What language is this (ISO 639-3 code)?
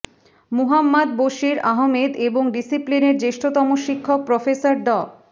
ben